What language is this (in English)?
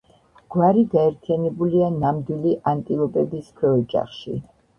Georgian